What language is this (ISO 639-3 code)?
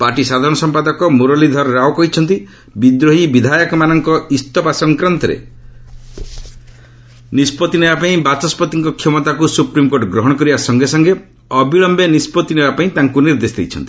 ori